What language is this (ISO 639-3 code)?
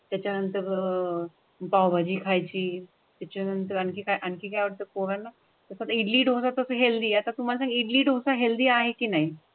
mar